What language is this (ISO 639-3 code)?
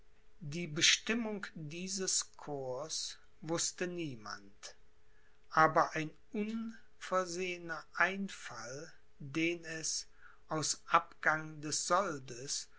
deu